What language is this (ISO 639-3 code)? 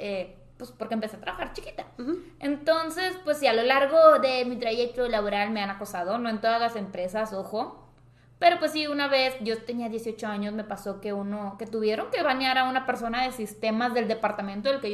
spa